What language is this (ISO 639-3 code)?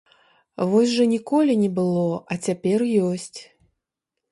bel